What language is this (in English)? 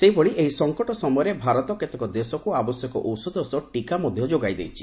Odia